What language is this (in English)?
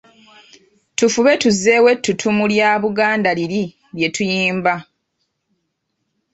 Ganda